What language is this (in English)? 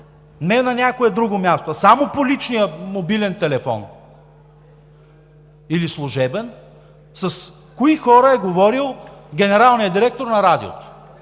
Bulgarian